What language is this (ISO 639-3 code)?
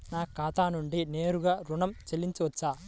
tel